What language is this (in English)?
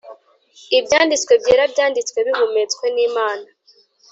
Kinyarwanda